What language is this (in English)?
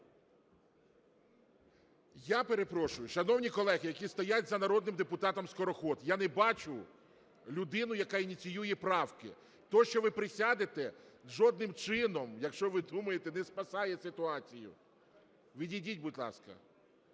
Ukrainian